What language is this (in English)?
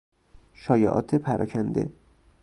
Persian